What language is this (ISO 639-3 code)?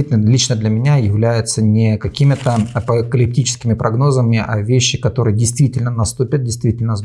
rus